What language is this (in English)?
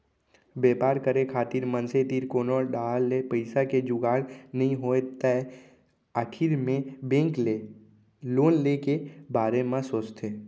Chhattisgarhi